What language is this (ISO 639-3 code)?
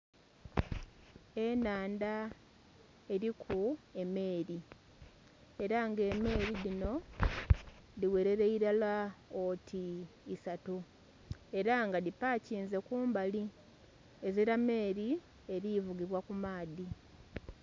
xog